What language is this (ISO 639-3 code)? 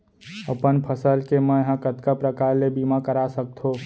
hne